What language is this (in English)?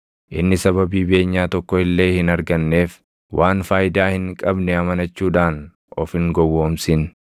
Oromo